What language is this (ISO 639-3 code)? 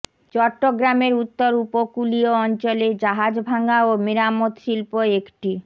ben